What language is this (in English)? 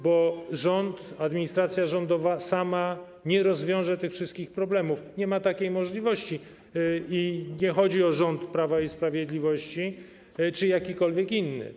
Polish